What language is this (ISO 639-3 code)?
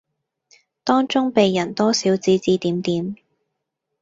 yue